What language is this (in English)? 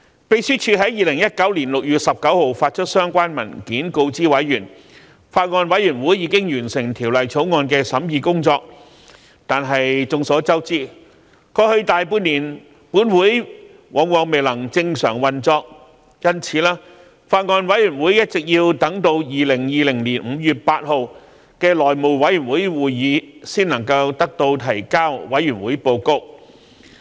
Cantonese